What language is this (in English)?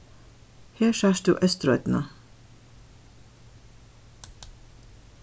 Faroese